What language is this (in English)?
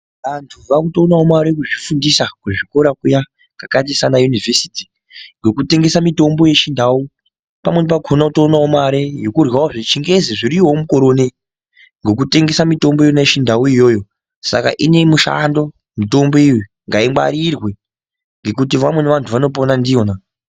Ndau